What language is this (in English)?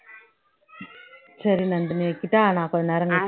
Tamil